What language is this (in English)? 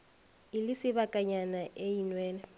Northern Sotho